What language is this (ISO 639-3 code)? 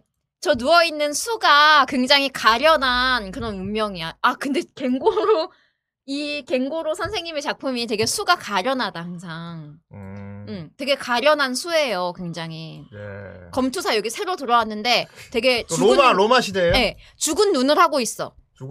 kor